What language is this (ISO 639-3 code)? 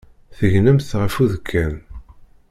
kab